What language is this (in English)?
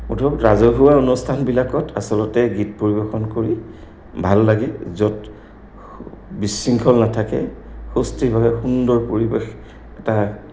Assamese